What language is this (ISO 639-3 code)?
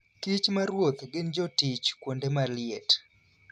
luo